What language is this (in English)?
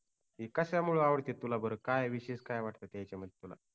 Marathi